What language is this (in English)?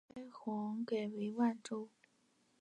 Chinese